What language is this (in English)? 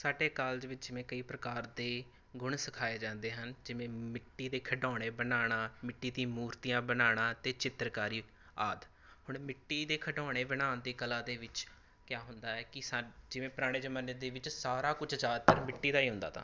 Punjabi